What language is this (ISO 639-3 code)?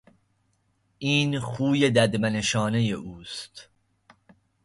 fas